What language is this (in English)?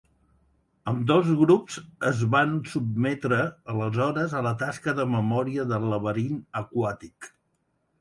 Catalan